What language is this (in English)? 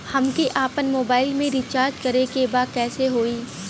Bhojpuri